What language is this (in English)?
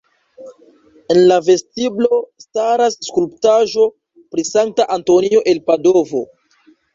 Esperanto